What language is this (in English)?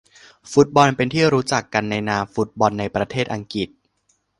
Thai